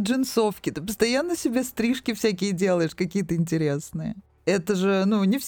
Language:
Russian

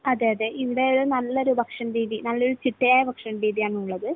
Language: Malayalam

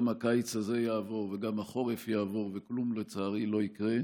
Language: Hebrew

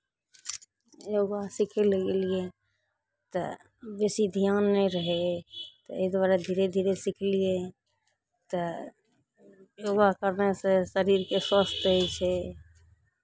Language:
Maithili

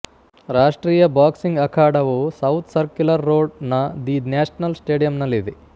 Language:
Kannada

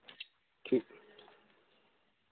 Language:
Dogri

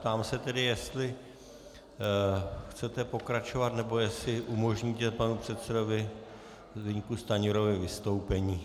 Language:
Czech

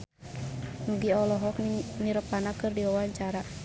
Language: Sundanese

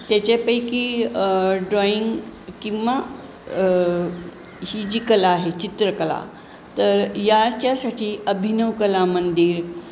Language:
Marathi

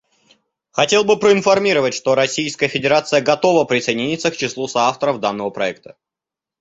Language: Russian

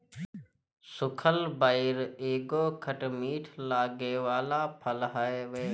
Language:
Bhojpuri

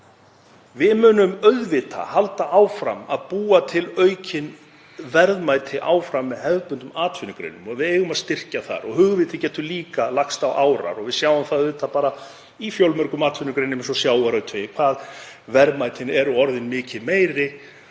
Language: Icelandic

